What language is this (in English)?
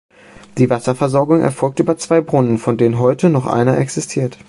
German